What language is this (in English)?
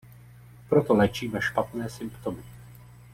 Czech